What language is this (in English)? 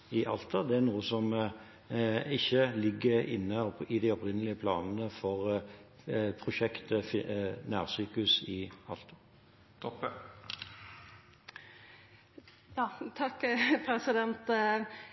Norwegian